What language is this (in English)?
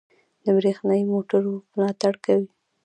Pashto